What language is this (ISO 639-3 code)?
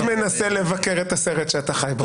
heb